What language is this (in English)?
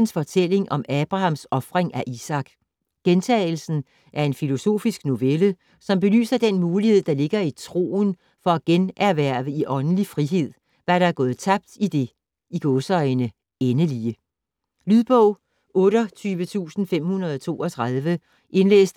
Danish